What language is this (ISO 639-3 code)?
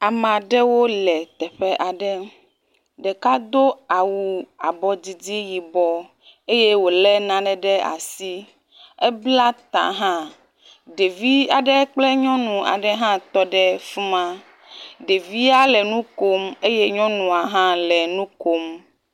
ewe